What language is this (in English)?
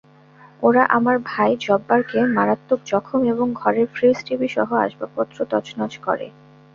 Bangla